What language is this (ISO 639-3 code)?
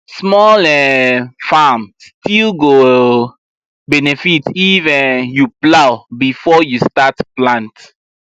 pcm